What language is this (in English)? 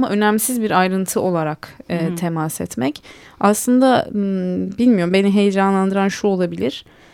Turkish